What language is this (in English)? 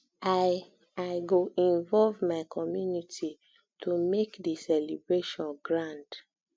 Nigerian Pidgin